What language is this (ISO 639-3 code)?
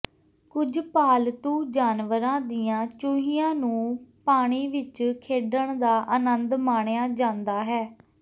pan